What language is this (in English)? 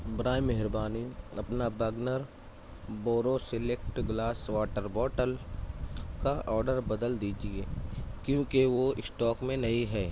Urdu